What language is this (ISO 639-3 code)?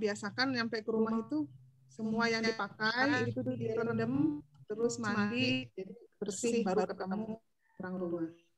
ind